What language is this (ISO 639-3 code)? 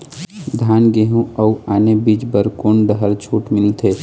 hne